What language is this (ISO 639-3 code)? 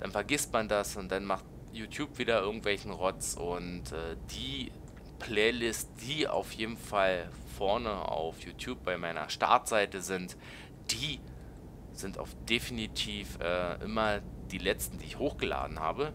deu